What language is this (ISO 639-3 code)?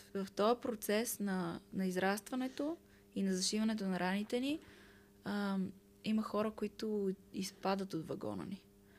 bul